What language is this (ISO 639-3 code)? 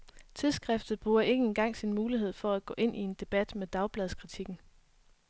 dan